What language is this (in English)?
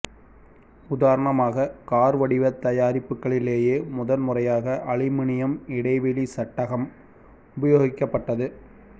Tamil